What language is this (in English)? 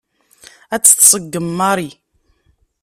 Kabyle